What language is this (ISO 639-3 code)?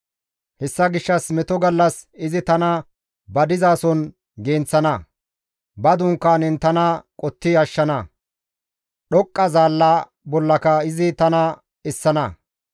gmv